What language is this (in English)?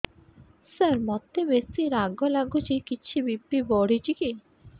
Odia